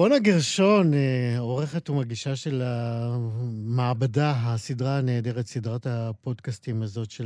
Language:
Hebrew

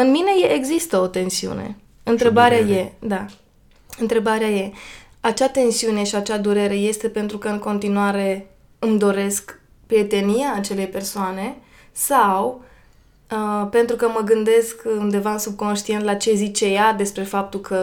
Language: Romanian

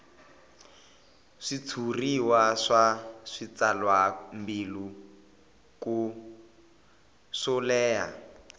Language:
Tsonga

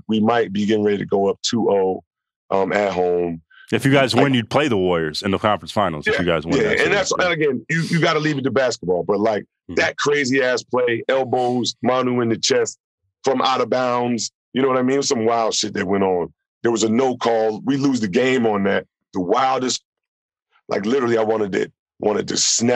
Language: English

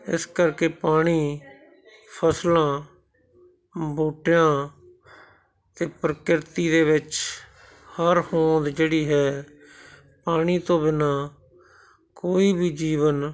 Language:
Punjabi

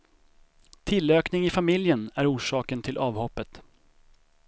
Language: Swedish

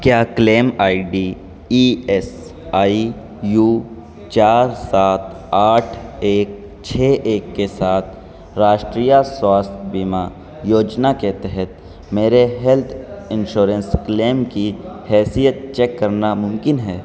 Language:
Urdu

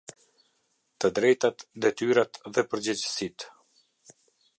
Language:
Albanian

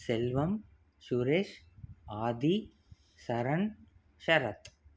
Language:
Tamil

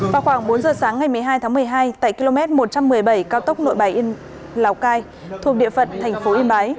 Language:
Vietnamese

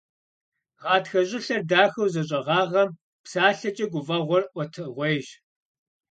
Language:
Kabardian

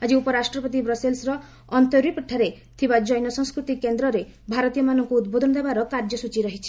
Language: Odia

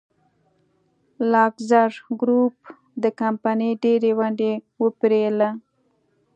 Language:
Pashto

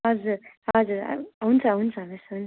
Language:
Nepali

